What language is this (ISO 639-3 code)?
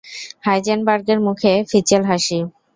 ben